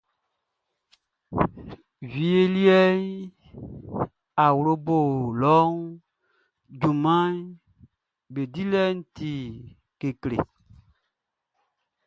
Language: Baoulé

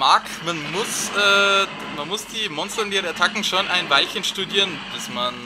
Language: German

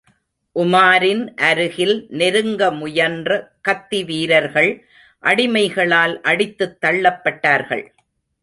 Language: Tamil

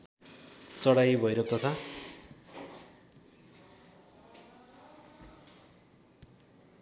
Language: Nepali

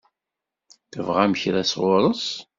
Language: Kabyle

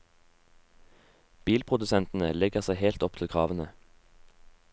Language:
Norwegian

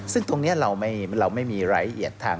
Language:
Thai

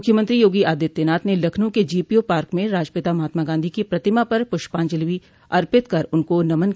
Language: Hindi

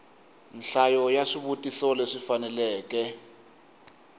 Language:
Tsonga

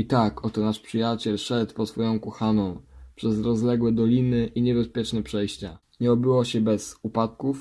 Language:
Polish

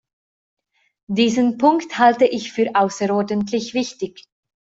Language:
German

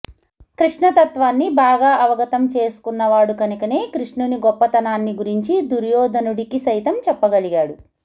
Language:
Telugu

